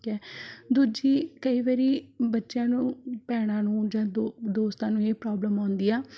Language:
Punjabi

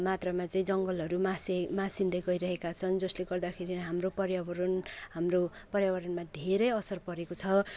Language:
Nepali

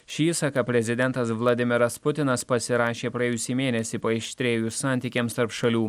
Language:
Lithuanian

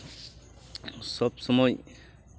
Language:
Santali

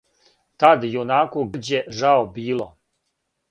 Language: Serbian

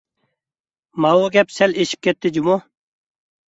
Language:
Uyghur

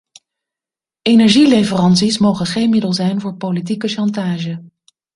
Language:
Dutch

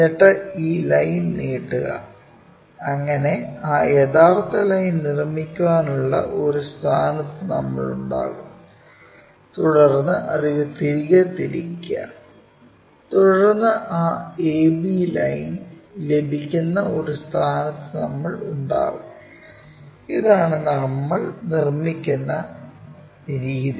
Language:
Malayalam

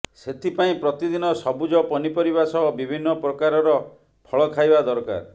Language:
Odia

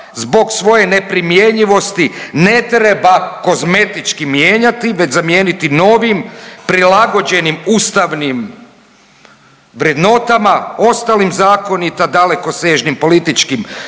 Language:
Croatian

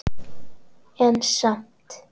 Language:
Icelandic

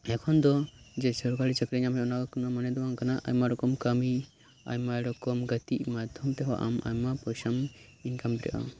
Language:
Santali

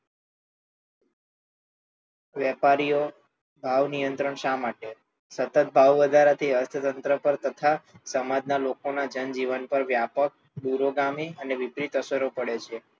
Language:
Gujarati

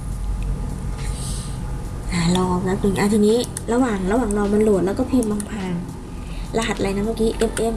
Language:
Thai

